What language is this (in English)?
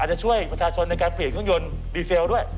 Thai